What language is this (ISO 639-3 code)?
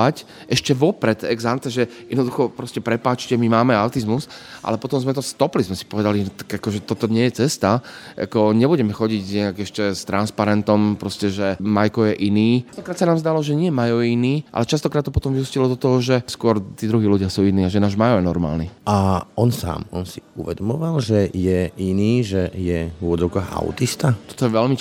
slk